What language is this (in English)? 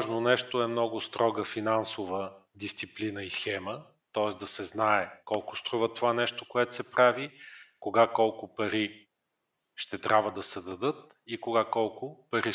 Bulgarian